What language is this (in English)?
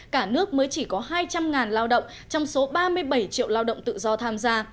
Vietnamese